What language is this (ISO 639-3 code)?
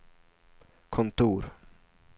swe